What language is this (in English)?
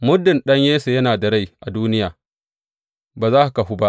Hausa